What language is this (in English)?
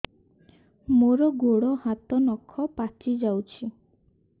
Odia